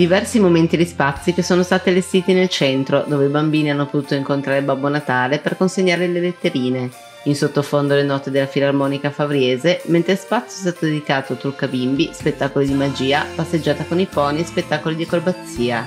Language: Italian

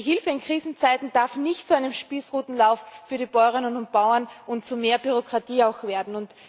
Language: German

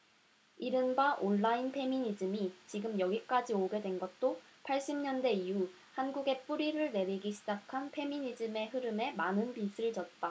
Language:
Korean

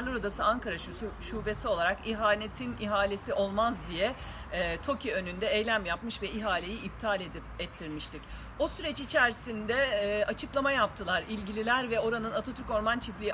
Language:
Turkish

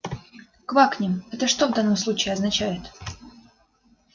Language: Russian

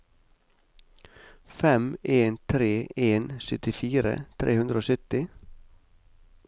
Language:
Norwegian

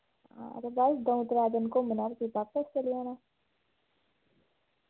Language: Dogri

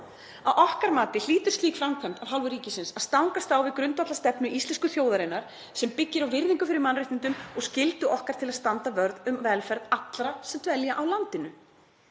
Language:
Icelandic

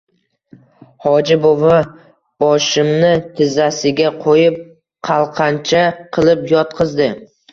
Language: Uzbek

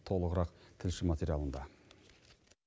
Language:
Kazakh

